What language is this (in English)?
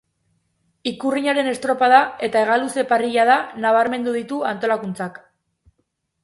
Basque